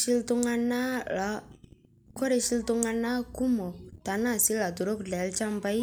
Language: Masai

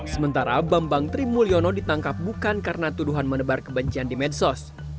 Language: Indonesian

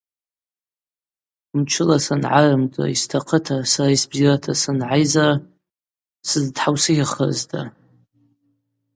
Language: Abaza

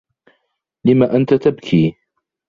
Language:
Arabic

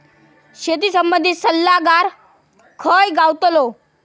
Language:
Marathi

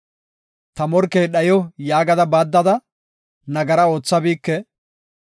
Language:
Gofa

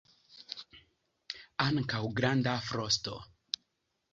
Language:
Esperanto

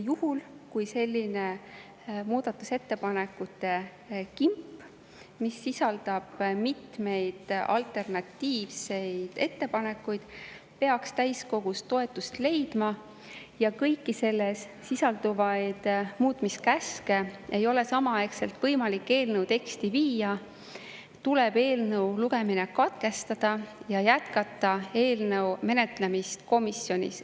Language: Estonian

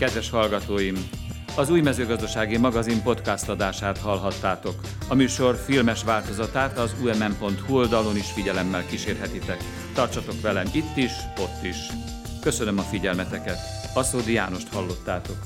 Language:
Hungarian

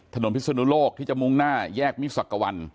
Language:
Thai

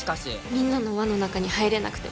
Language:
Japanese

